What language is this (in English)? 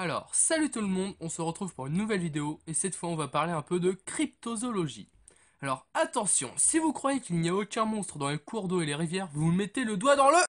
French